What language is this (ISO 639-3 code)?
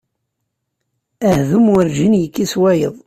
kab